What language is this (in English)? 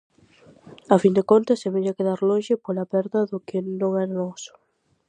Galician